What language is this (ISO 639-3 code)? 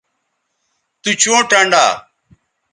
btv